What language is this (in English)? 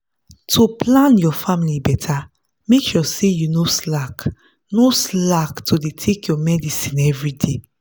Nigerian Pidgin